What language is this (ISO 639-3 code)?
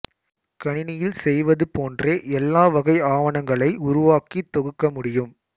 tam